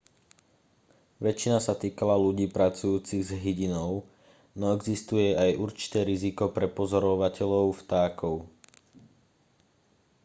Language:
Slovak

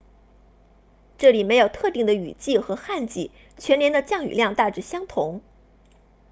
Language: Chinese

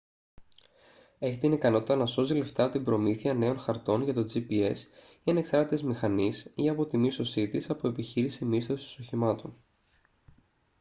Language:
Greek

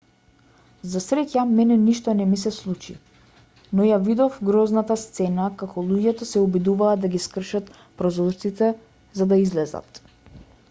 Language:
Macedonian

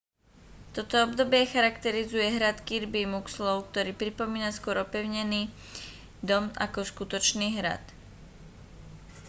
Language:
Slovak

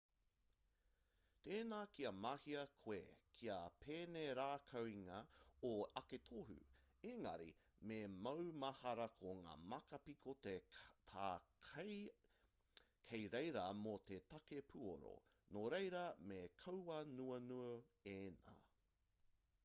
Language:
Māori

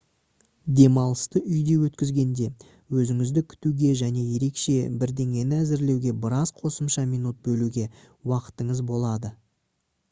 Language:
Kazakh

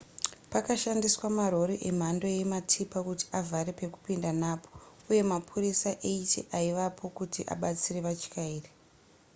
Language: Shona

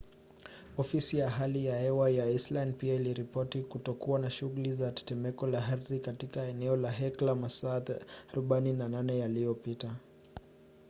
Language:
Swahili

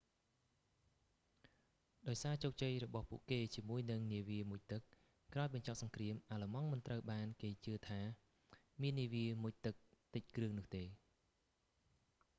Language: Khmer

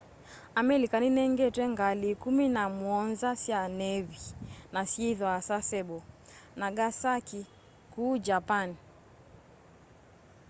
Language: Kamba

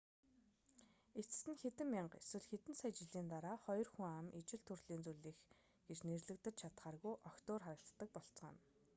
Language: Mongolian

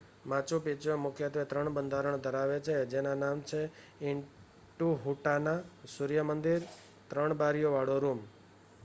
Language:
Gujarati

